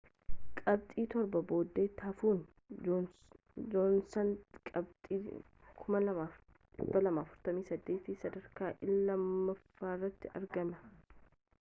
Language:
Oromo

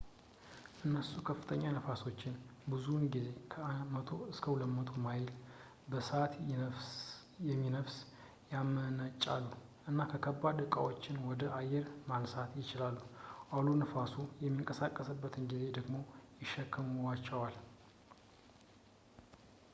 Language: Amharic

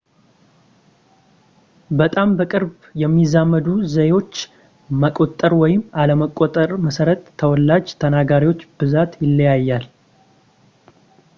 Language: Amharic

